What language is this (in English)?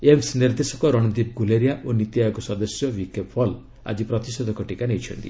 Odia